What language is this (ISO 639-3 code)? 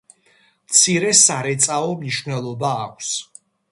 kat